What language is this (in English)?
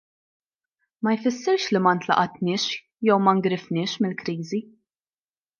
Maltese